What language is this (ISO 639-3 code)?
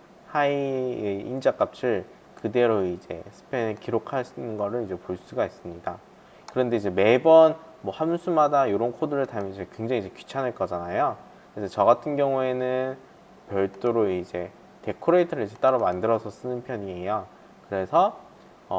kor